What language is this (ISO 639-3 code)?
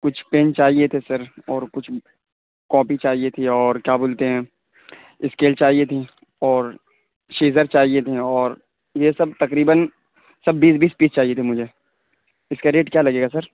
urd